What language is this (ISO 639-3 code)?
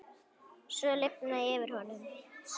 isl